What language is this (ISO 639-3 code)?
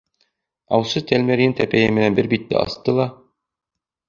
bak